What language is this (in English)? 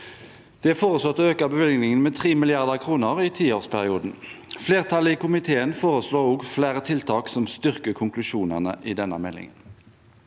Norwegian